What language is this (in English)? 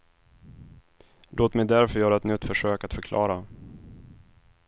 Swedish